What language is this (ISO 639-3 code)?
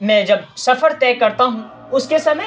urd